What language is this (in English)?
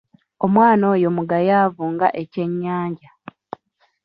Ganda